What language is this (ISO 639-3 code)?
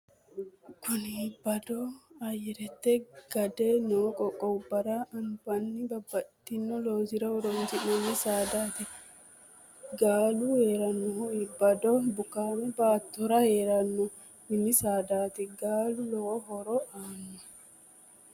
sid